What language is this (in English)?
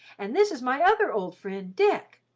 English